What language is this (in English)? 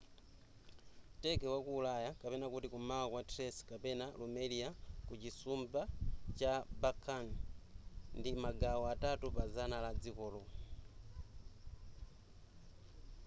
Nyanja